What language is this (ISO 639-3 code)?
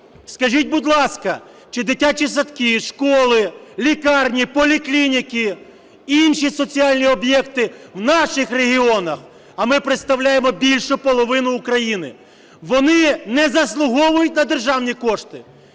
ukr